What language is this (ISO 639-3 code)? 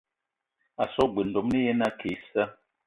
eto